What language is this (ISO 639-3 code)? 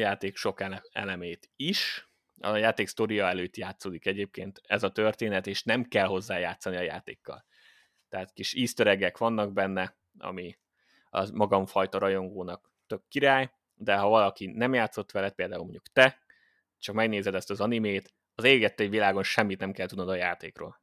hun